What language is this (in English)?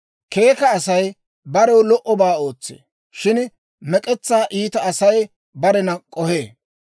Dawro